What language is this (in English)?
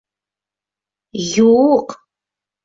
Bashkir